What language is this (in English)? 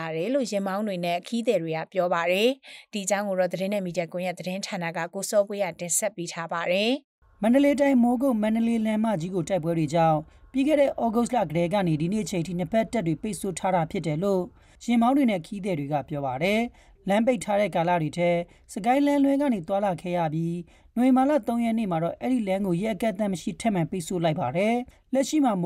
Thai